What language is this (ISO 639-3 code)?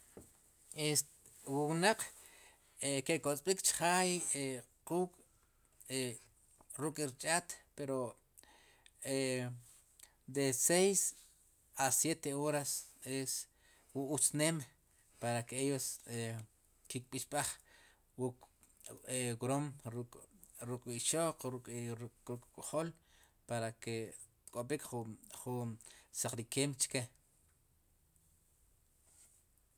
qum